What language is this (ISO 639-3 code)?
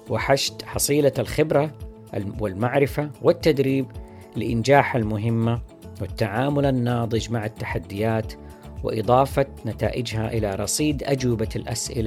ara